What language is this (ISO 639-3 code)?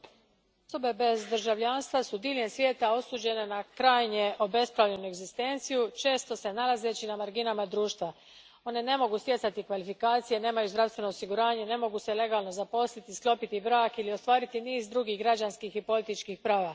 hrv